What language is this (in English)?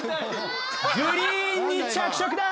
Japanese